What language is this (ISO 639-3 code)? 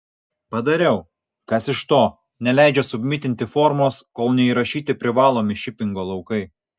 lit